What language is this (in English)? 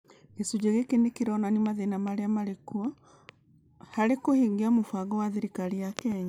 Kikuyu